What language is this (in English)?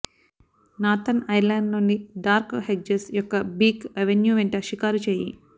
Telugu